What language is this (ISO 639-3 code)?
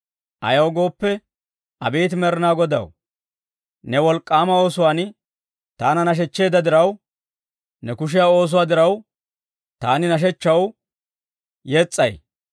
dwr